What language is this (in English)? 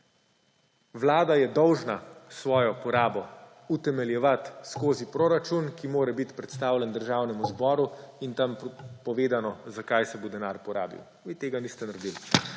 Slovenian